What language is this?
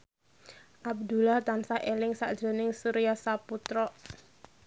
Javanese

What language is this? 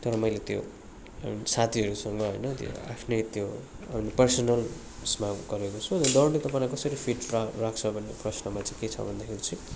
Nepali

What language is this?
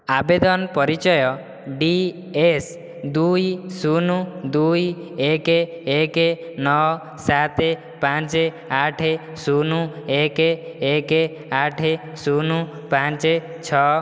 Odia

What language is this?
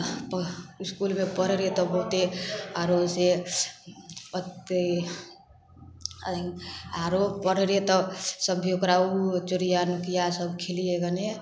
Maithili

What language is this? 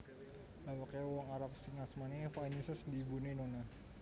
Javanese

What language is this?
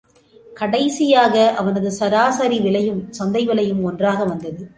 Tamil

